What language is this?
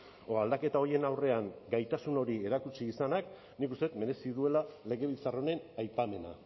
Basque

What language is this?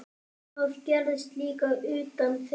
Icelandic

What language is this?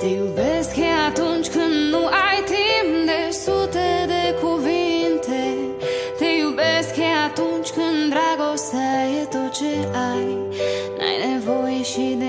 Romanian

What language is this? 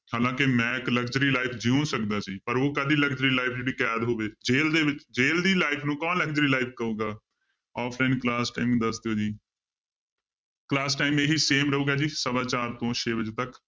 Punjabi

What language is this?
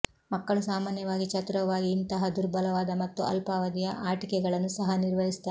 Kannada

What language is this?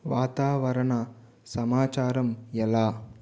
Telugu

